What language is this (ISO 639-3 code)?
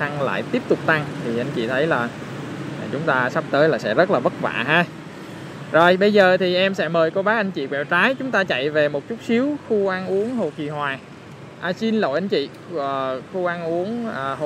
vie